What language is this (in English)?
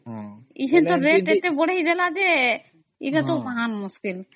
Odia